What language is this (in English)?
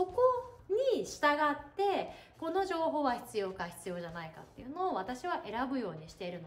Japanese